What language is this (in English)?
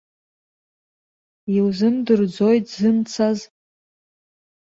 Abkhazian